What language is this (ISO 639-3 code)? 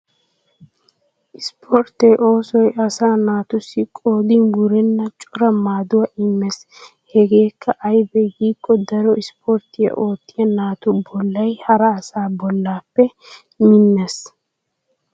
wal